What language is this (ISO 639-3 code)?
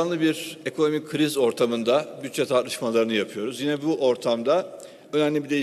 tur